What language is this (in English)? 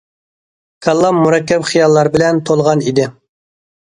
Uyghur